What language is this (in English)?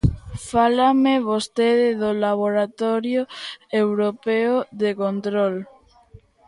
Galician